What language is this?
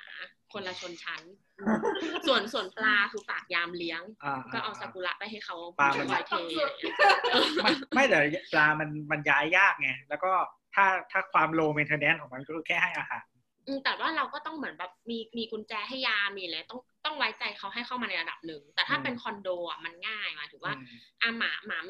Thai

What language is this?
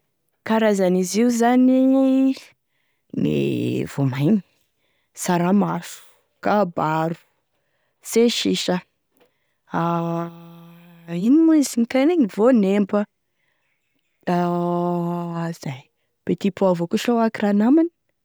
Tesaka Malagasy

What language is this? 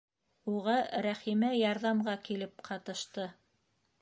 Bashkir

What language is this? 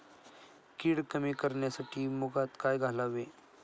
Marathi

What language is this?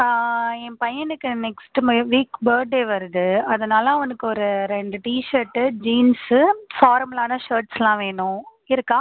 Tamil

